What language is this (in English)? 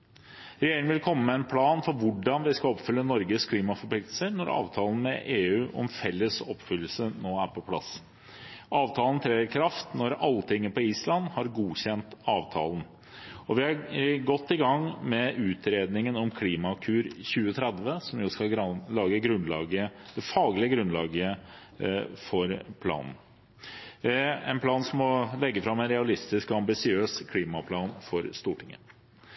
Norwegian Bokmål